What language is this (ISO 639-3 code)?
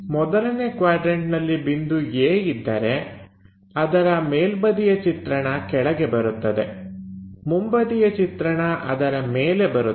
kan